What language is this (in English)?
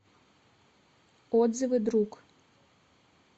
Russian